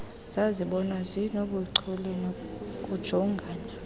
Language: Xhosa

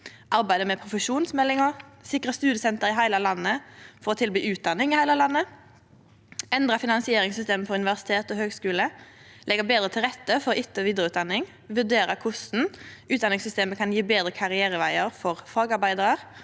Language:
Norwegian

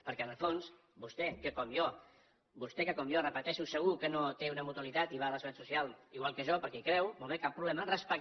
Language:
Catalan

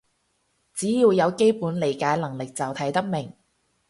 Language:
Cantonese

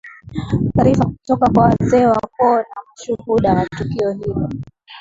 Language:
Swahili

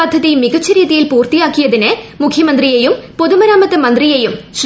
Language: Malayalam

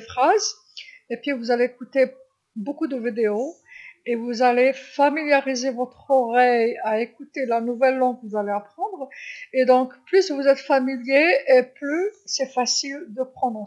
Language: Algerian Arabic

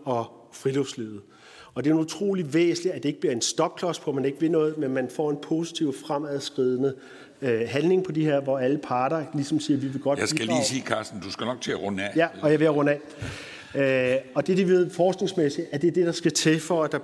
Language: Danish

